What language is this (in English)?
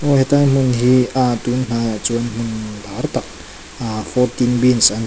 Mizo